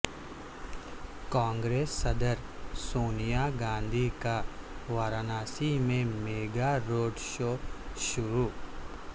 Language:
Urdu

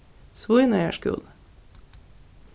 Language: Faroese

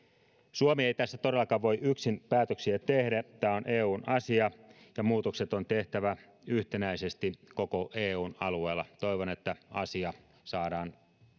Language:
Finnish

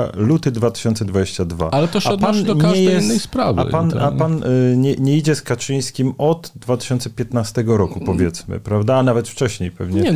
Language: Polish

